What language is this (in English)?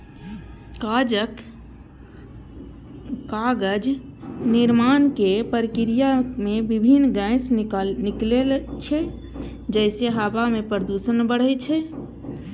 Maithili